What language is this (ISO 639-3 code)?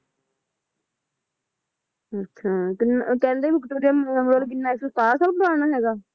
pan